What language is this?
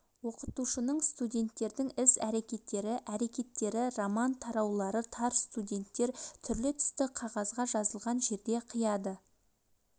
Kazakh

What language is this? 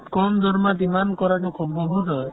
Assamese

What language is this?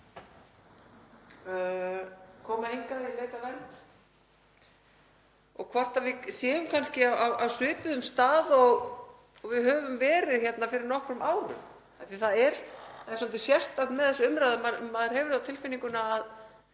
Icelandic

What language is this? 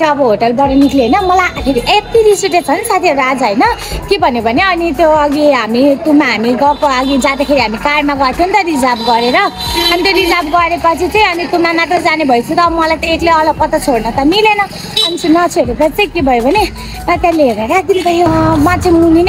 Thai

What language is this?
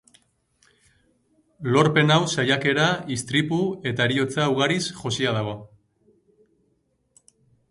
Basque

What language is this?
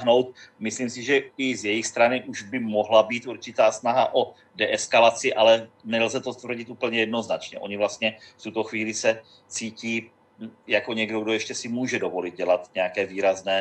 Czech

